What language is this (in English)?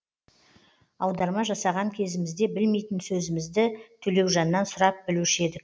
Kazakh